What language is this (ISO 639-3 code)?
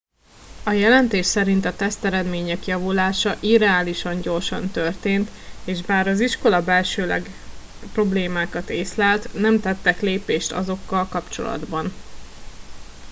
hun